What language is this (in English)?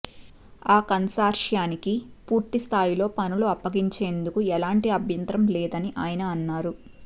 Telugu